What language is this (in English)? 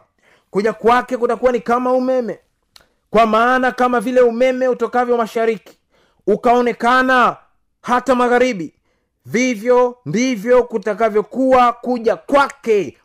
Swahili